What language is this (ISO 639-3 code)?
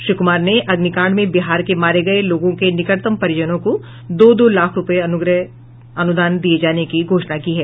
hin